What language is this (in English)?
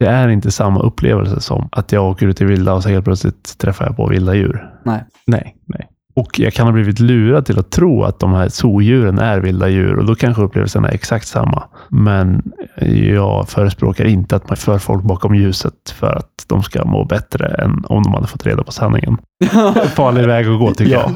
Swedish